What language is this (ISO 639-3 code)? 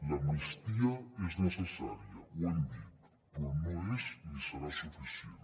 cat